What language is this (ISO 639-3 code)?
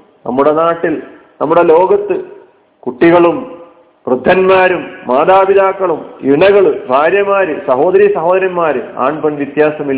mal